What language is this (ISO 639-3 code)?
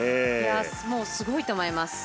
jpn